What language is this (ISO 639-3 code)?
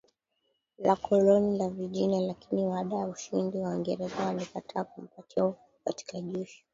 swa